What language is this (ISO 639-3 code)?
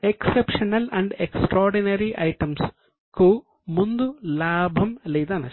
tel